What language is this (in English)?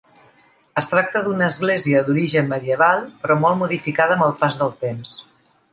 Catalan